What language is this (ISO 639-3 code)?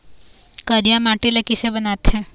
hne